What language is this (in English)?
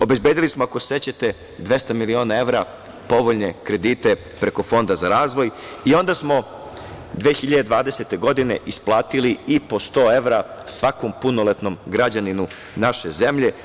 Serbian